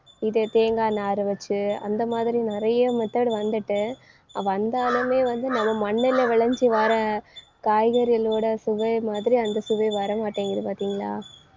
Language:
Tamil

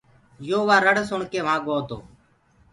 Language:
Gurgula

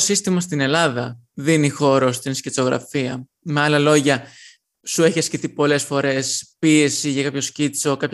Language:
Greek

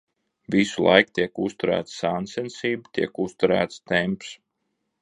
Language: Latvian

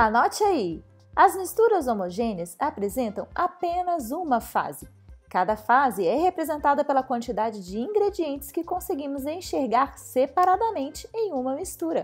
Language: Portuguese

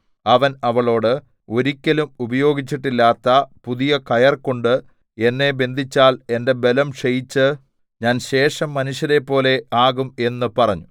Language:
Malayalam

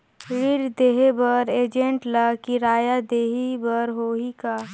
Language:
Chhattisgarhi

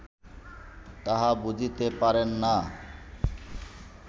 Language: Bangla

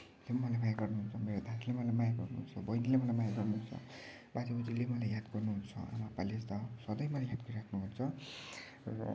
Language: Nepali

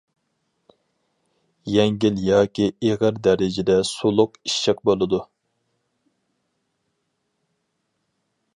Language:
Uyghur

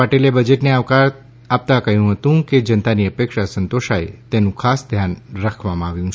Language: Gujarati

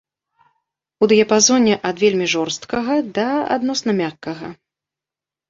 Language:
Belarusian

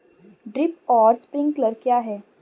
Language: Hindi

